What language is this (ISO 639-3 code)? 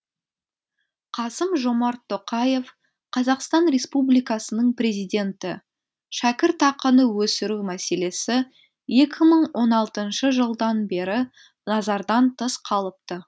kaz